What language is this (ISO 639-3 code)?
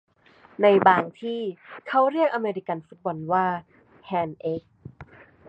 tha